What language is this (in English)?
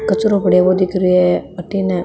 Marwari